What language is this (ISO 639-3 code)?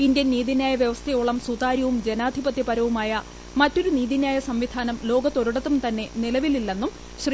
mal